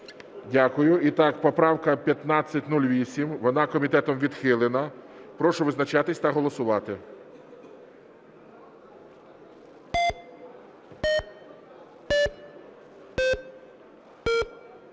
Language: Ukrainian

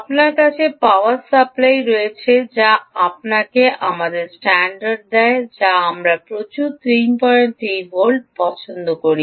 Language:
Bangla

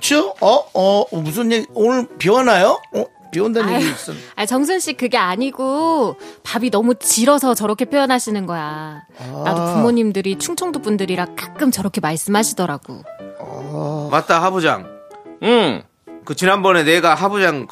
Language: Korean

